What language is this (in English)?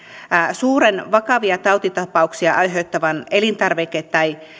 Finnish